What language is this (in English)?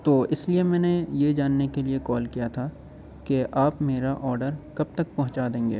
Urdu